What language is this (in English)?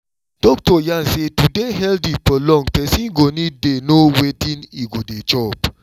Nigerian Pidgin